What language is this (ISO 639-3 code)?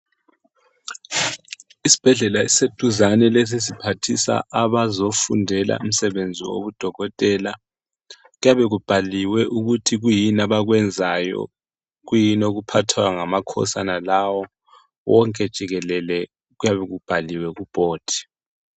nde